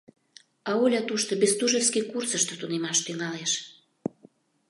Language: Mari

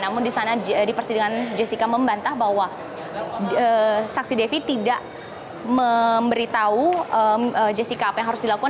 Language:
Indonesian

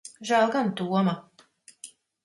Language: Latvian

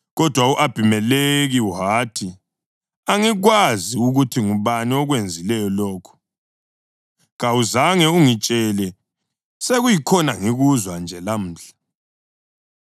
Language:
North Ndebele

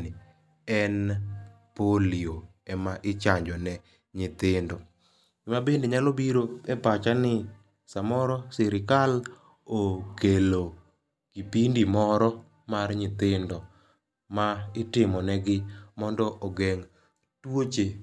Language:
Luo (Kenya and Tanzania)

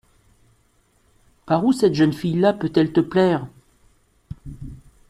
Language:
French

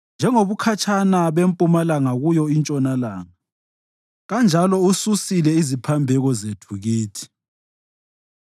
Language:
North Ndebele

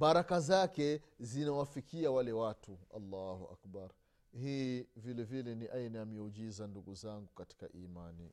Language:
Swahili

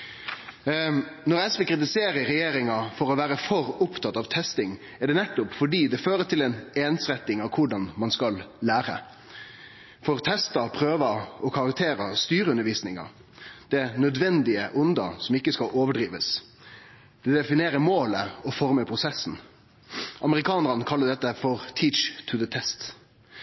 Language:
Norwegian Nynorsk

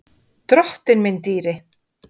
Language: Icelandic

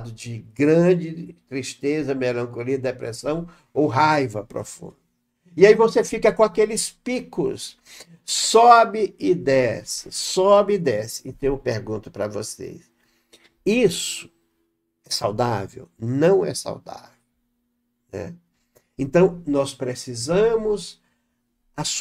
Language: Portuguese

